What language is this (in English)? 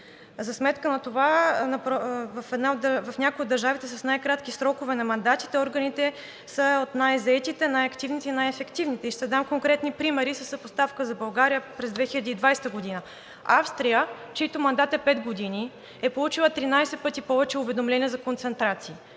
Bulgarian